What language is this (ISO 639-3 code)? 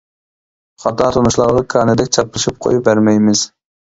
uig